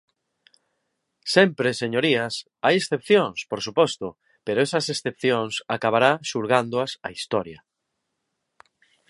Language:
Galician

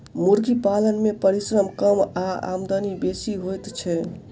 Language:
Maithili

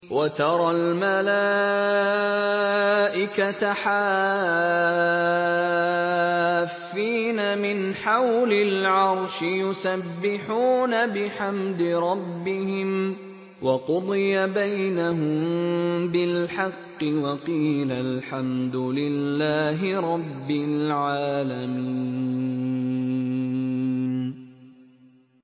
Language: Arabic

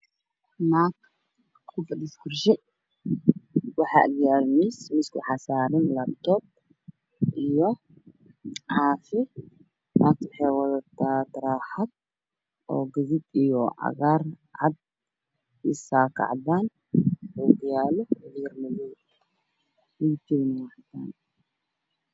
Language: Somali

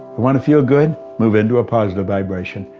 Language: English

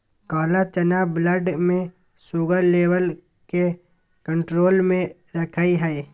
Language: Magahi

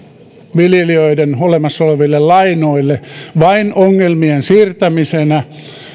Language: Finnish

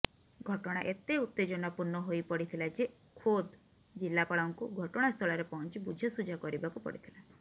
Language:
Odia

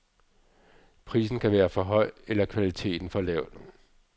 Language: Danish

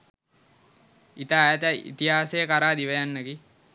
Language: Sinhala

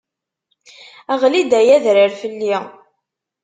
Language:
Kabyle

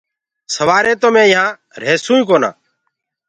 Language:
Gurgula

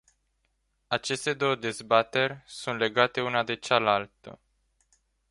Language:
Romanian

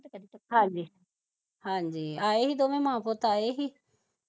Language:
Punjabi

